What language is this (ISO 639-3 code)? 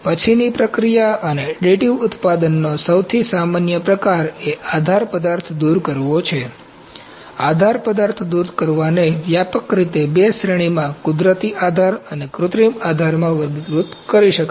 guj